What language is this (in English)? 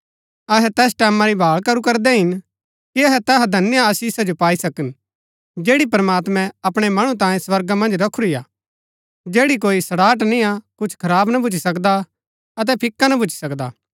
Gaddi